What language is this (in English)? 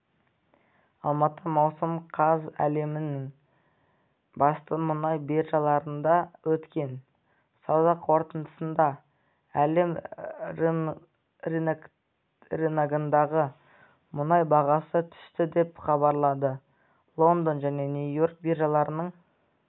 Kazakh